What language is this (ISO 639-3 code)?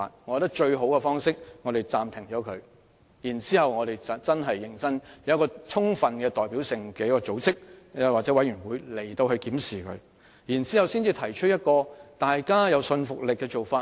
yue